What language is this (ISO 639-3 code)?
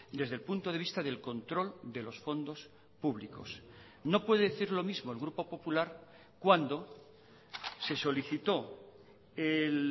spa